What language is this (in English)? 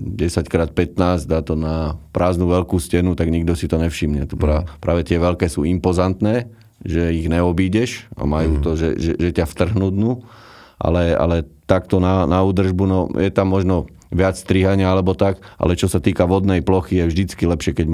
Slovak